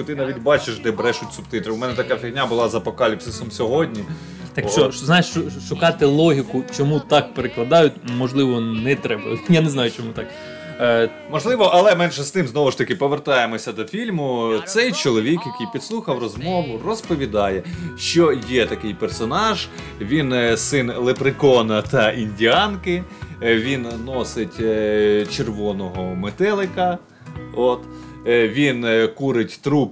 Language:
Ukrainian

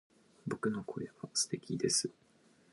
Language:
Japanese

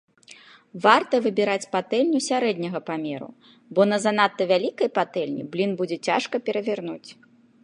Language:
Belarusian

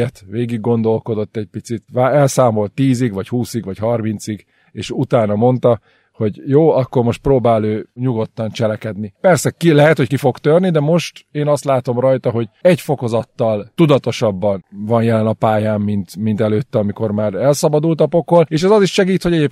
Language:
Hungarian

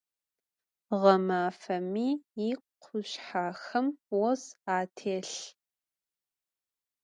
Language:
Adyghe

